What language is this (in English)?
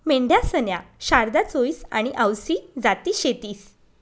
Marathi